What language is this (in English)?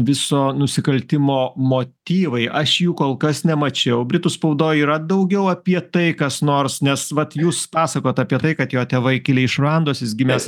Lithuanian